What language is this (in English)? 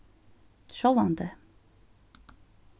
Faroese